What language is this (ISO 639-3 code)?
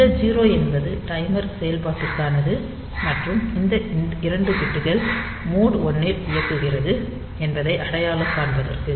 tam